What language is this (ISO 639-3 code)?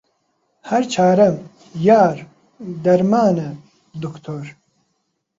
ckb